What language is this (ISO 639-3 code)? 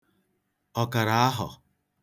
ibo